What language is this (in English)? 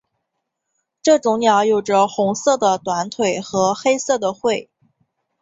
Chinese